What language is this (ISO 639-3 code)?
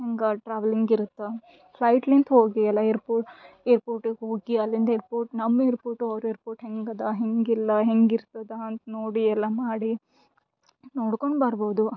kan